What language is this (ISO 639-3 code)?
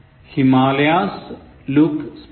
mal